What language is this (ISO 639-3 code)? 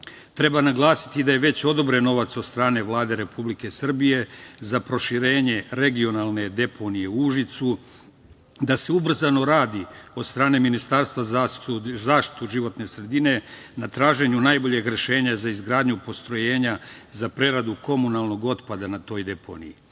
srp